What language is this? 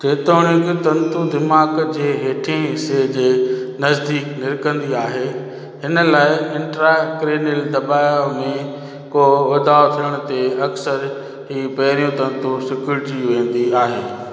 Sindhi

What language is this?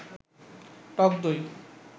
Bangla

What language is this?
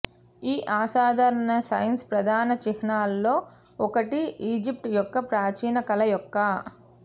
Telugu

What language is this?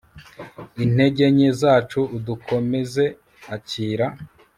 Kinyarwanda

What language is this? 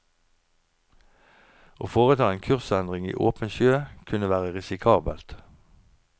Norwegian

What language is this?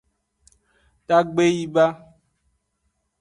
Aja (Benin)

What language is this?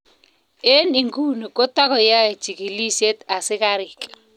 Kalenjin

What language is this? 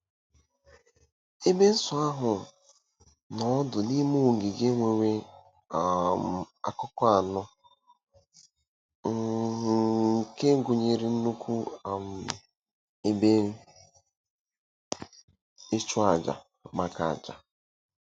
Igbo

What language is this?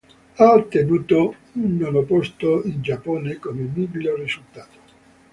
Italian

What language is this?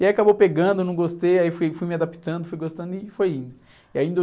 Portuguese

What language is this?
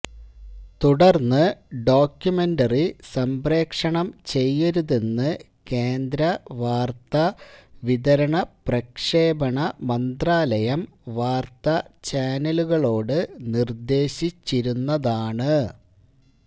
Malayalam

